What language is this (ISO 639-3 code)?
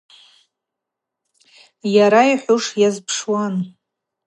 abq